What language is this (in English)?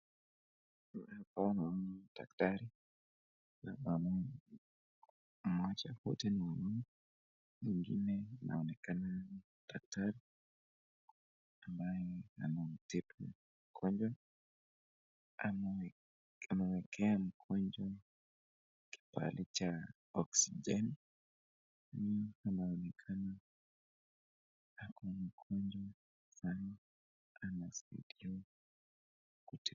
Swahili